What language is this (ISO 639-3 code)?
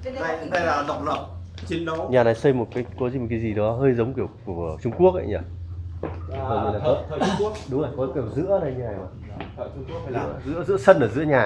vie